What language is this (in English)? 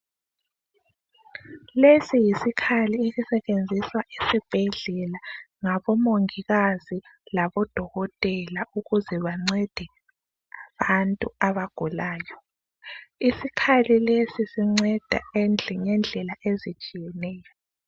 North Ndebele